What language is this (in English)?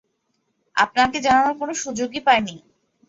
Bangla